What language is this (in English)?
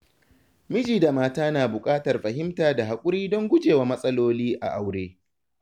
Hausa